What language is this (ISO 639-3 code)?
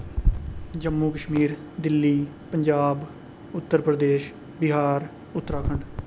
doi